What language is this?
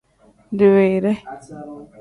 Tem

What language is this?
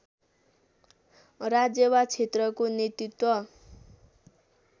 Nepali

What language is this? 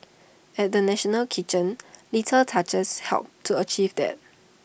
English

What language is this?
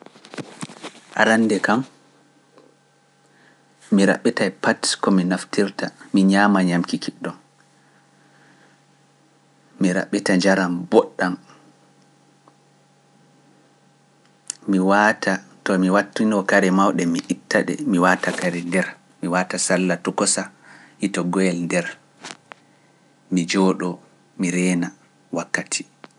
Pular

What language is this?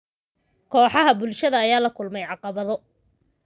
Somali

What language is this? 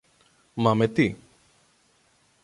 Greek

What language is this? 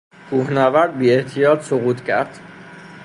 Persian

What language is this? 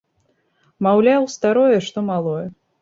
Belarusian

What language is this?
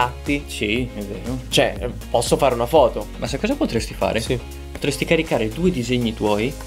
Italian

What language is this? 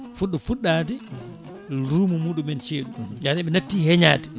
Fula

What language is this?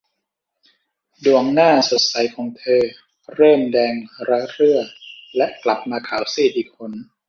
Thai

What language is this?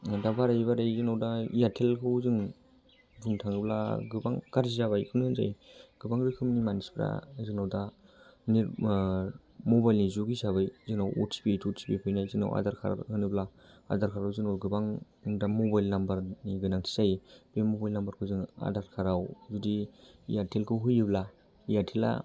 Bodo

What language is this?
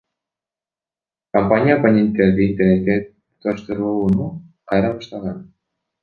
Kyrgyz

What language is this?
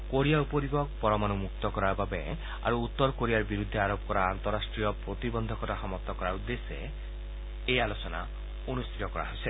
Assamese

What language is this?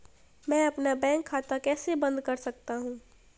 Hindi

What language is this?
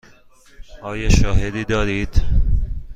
Persian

